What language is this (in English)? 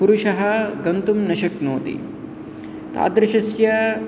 Sanskrit